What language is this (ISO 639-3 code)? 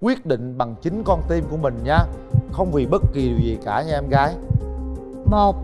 vie